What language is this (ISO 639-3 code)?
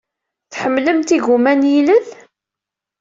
kab